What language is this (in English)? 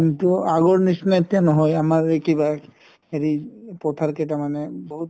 Assamese